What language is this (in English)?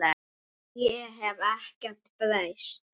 Icelandic